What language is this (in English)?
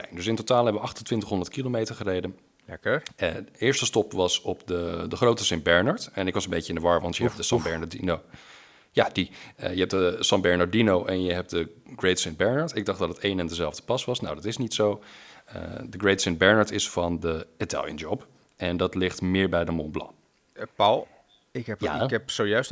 Dutch